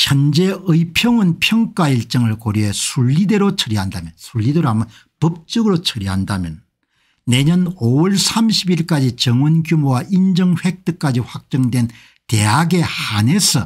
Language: Korean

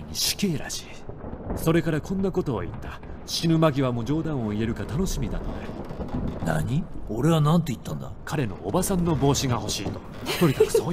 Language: Japanese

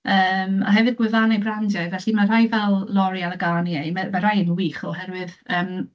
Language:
Welsh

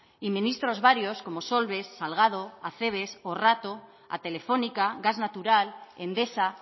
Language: Spanish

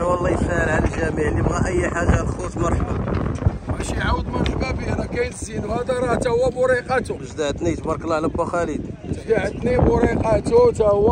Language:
Arabic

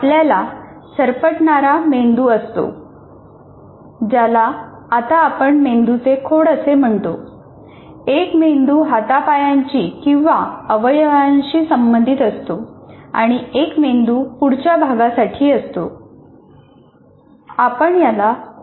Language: Marathi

